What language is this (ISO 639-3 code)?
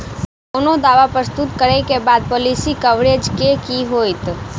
mai